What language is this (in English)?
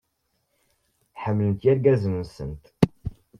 Kabyle